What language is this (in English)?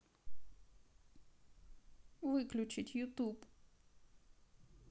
Russian